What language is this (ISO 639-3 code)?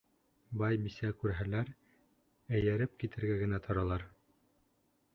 bak